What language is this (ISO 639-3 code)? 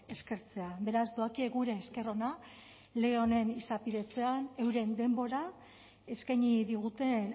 eus